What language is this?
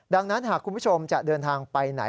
Thai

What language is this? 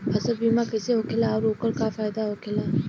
Bhojpuri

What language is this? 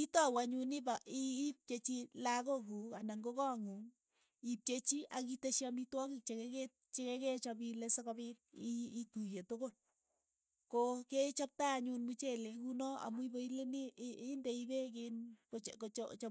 Keiyo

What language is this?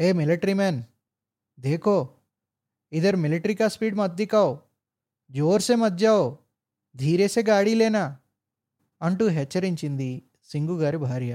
Telugu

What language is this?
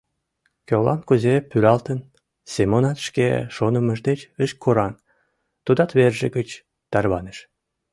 Mari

